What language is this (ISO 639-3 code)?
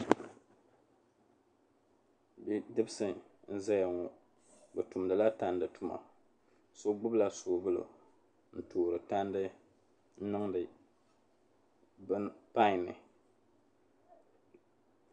dag